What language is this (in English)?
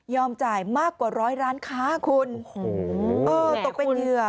Thai